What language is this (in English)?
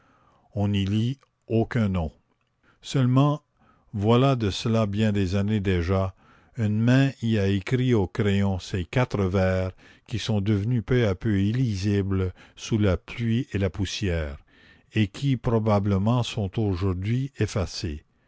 French